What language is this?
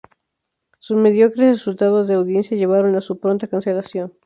Spanish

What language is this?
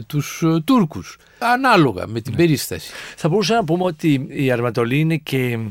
Greek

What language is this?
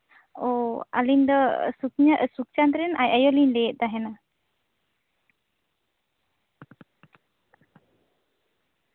Santali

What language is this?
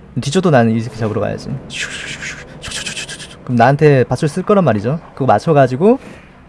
Korean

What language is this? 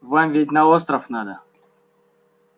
Russian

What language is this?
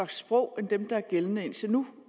Danish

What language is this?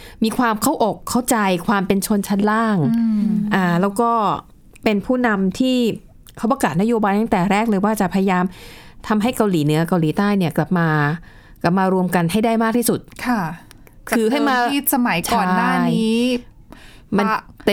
Thai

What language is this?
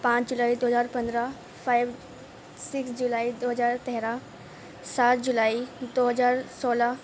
Urdu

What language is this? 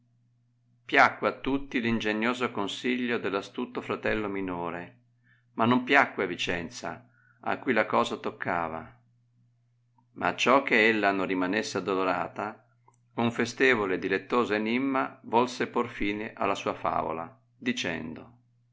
Italian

